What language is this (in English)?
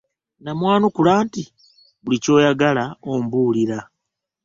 Ganda